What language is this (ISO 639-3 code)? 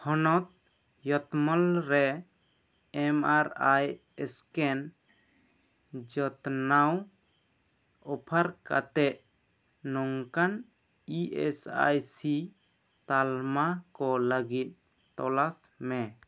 sat